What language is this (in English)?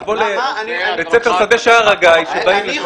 Hebrew